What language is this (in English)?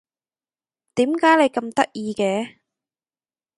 Cantonese